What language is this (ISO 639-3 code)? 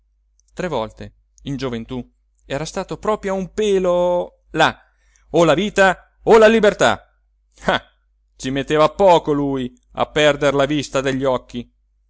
ita